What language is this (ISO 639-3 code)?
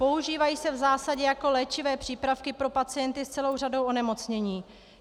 ces